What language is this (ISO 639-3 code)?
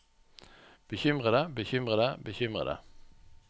nor